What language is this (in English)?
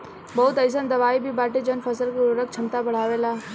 Bhojpuri